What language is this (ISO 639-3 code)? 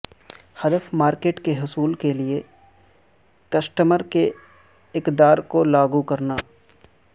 urd